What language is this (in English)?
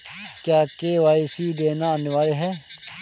Hindi